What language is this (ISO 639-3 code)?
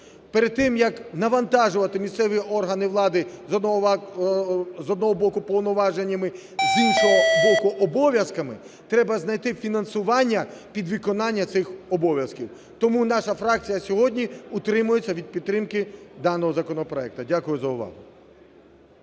ukr